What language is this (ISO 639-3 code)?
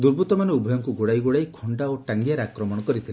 ori